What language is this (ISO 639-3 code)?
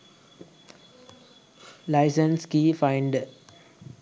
sin